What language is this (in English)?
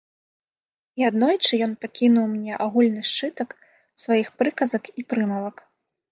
Belarusian